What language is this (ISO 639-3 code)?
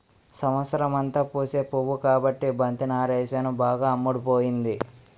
tel